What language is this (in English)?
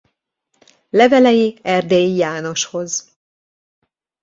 Hungarian